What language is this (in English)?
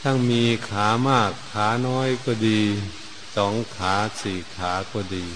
Thai